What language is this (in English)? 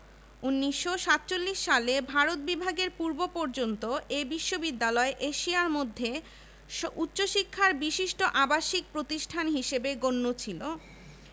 Bangla